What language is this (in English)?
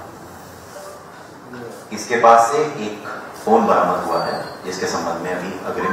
Hindi